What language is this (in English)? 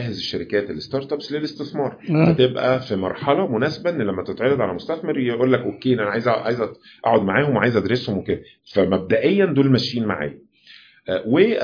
Arabic